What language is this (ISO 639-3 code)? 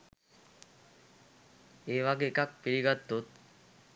sin